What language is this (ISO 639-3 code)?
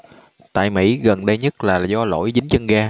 vie